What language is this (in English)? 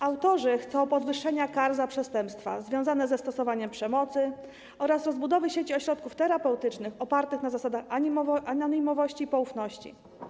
Polish